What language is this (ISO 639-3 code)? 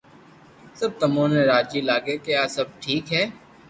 lrk